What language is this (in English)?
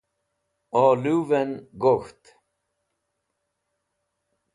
Wakhi